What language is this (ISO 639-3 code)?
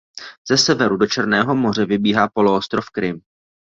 ces